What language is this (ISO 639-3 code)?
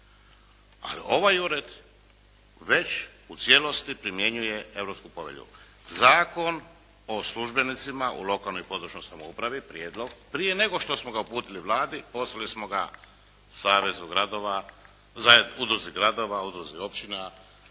hrv